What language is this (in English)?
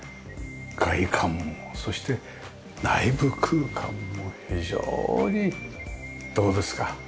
Japanese